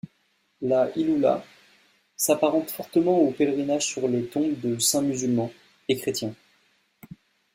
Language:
French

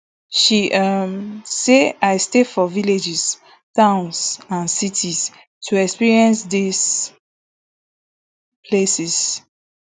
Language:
Nigerian Pidgin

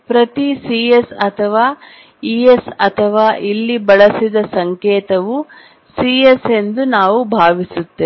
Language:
Kannada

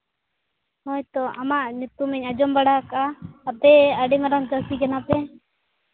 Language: Santali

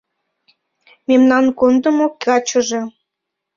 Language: Mari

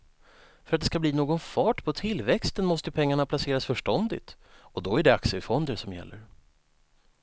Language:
Swedish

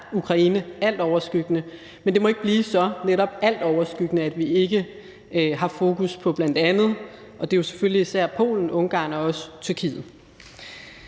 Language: Danish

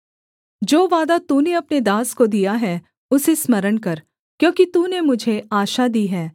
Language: Hindi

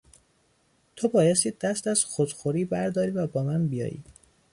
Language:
Persian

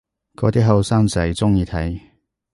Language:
Cantonese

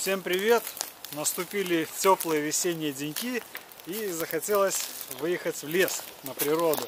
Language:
Russian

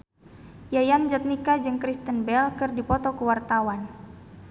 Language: Sundanese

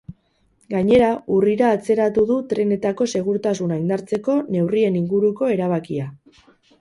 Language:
Basque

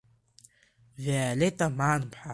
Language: Abkhazian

